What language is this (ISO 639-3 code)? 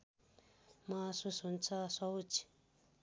nep